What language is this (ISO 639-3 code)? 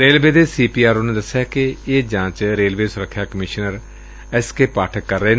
pan